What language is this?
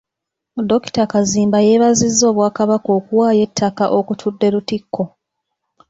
Ganda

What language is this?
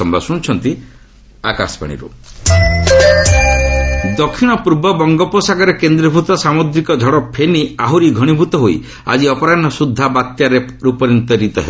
Odia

